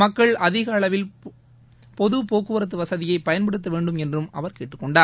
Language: Tamil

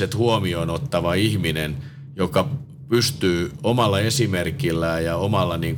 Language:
Finnish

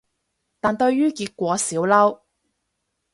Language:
Cantonese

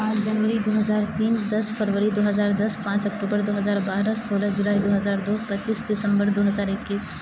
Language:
Urdu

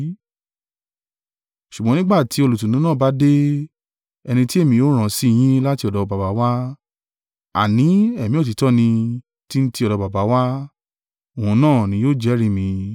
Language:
Yoruba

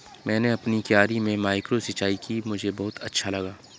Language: Hindi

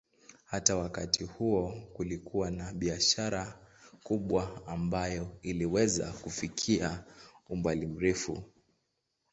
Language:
Swahili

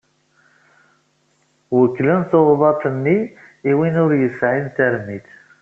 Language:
Kabyle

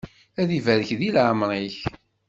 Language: Kabyle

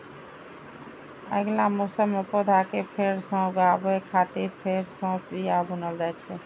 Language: Maithili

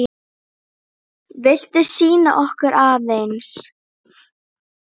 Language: Icelandic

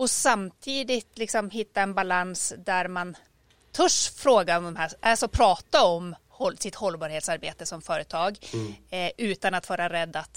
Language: Swedish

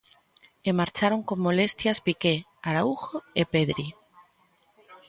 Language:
Galician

